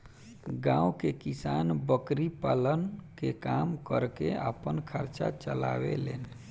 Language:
Bhojpuri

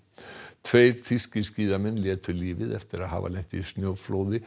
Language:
Icelandic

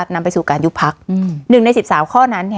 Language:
Thai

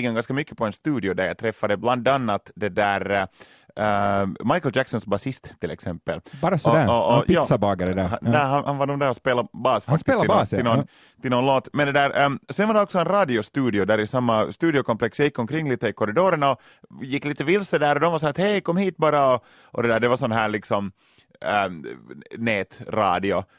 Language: Swedish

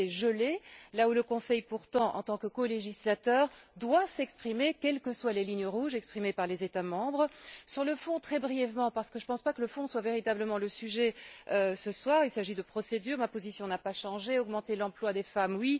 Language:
French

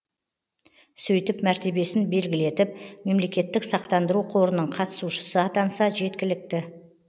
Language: Kazakh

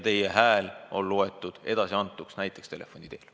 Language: Estonian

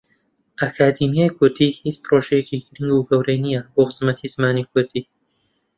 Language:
Central Kurdish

